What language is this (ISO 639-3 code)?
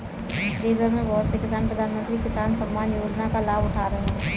hin